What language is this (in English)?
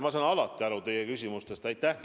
Estonian